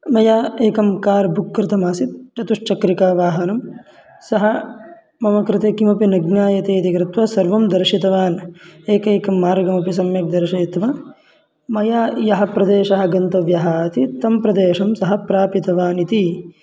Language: Sanskrit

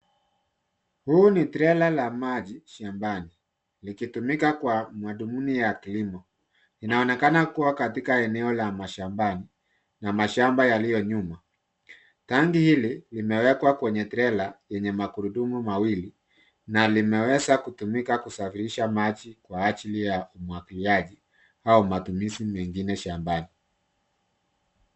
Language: Swahili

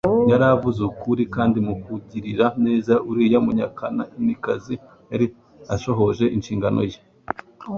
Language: Kinyarwanda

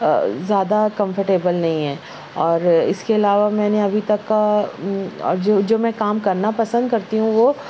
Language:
Urdu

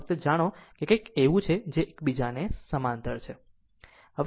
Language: Gujarati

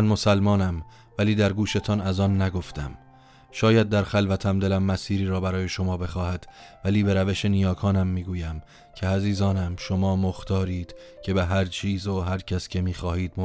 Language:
Persian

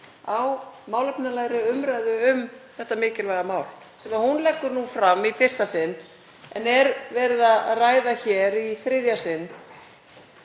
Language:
Icelandic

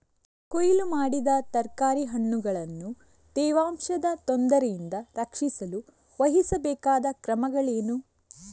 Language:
Kannada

